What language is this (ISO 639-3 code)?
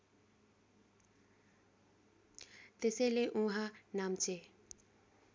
nep